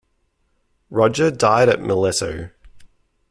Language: English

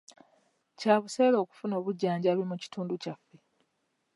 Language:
Ganda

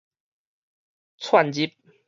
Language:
Min Nan Chinese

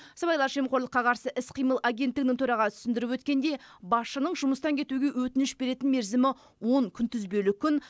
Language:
Kazakh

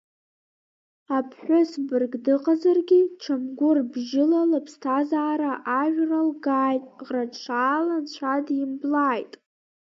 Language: Abkhazian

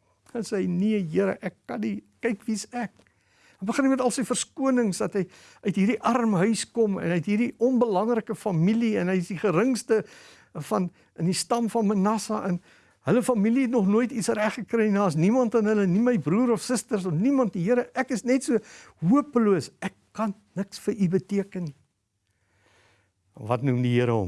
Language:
Dutch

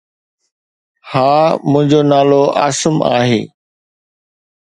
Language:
Sindhi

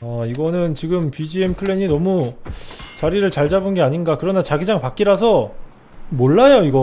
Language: Korean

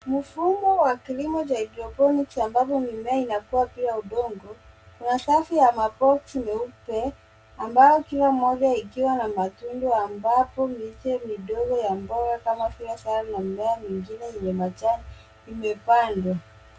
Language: Swahili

